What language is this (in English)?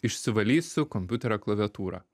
Lithuanian